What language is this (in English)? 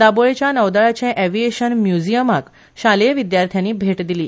Konkani